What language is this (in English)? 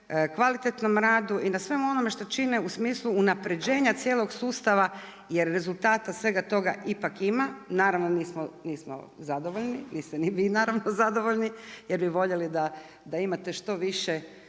Croatian